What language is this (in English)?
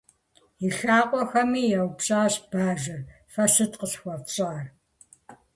Kabardian